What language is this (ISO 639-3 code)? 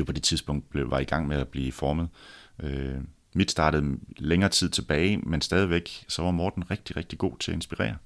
dan